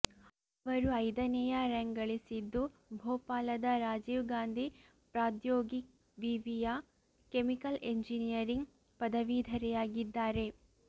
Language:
Kannada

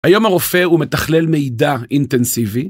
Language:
Hebrew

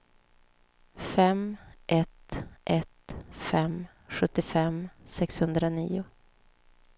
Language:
Swedish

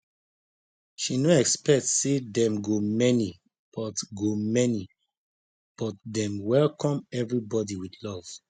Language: Nigerian Pidgin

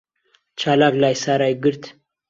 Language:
Central Kurdish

